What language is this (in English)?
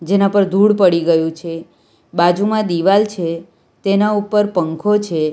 Gujarati